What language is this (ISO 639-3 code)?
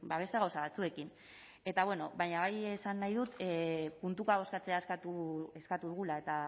eus